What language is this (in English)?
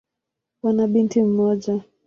Swahili